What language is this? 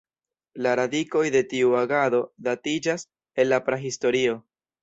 Esperanto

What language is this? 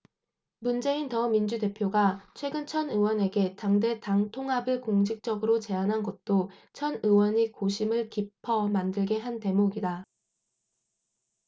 Korean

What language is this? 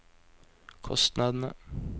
Norwegian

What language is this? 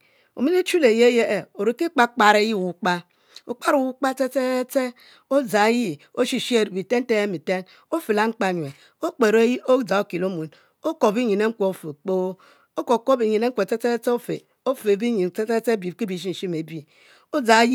Mbe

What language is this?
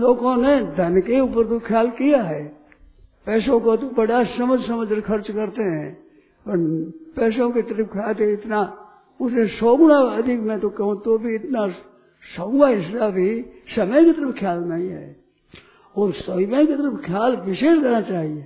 Hindi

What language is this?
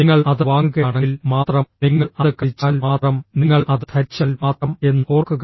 Malayalam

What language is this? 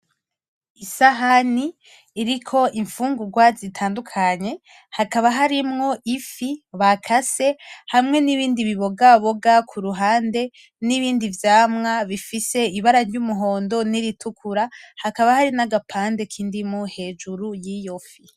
Rundi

